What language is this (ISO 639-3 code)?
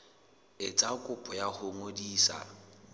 sot